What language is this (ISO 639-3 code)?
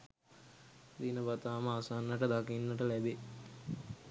sin